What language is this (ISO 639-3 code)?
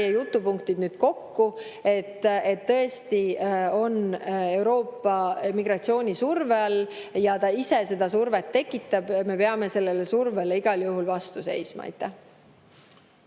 est